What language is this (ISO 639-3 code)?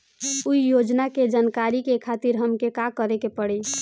bho